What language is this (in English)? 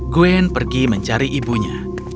Indonesian